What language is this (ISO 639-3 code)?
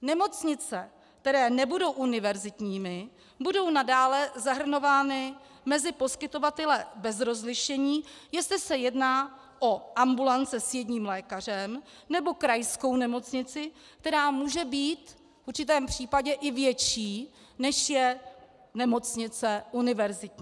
ces